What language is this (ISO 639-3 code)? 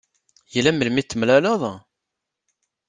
kab